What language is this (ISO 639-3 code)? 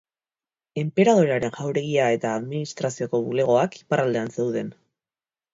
eus